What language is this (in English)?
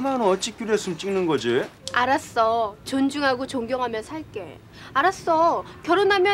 Korean